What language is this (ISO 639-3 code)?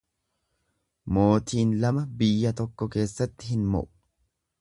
orm